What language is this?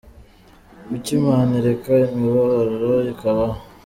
Kinyarwanda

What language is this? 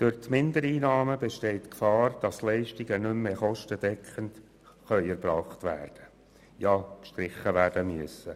Swiss German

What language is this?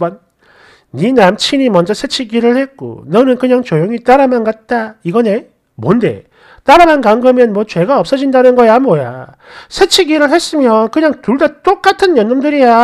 Korean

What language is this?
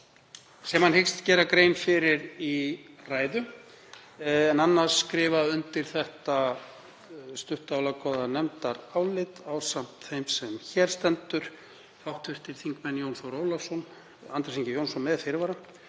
Icelandic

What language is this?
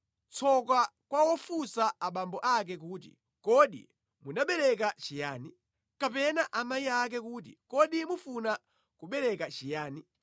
Nyanja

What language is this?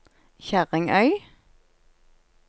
Norwegian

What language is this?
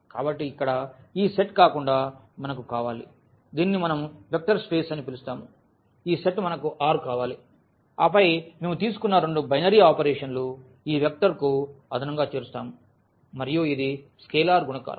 Telugu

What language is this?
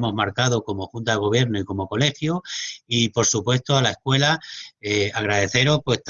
Spanish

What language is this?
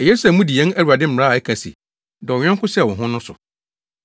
Akan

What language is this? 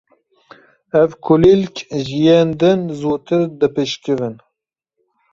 Kurdish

